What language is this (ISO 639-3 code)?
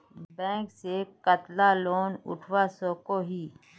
mag